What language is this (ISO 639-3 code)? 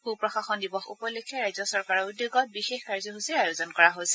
asm